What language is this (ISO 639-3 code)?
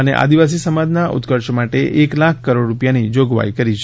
guj